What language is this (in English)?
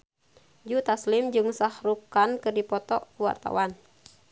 Sundanese